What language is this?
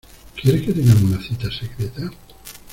Spanish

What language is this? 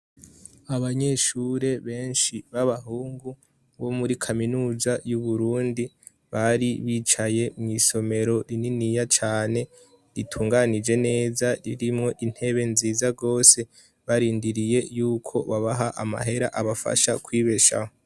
Rundi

